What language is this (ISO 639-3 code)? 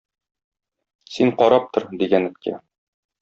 tat